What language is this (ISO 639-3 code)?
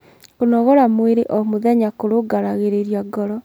kik